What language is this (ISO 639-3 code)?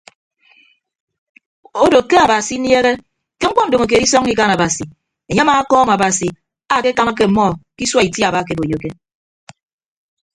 ibb